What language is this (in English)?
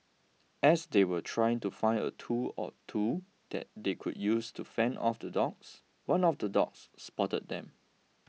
English